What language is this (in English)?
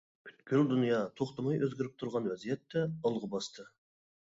Uyghur